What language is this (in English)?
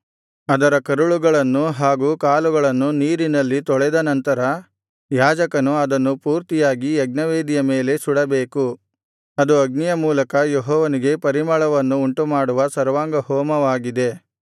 Kannada